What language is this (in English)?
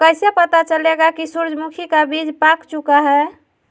Magahi